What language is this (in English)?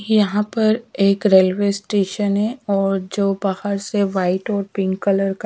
Hindi